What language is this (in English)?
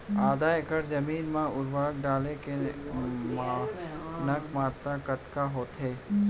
Chhattisgarhi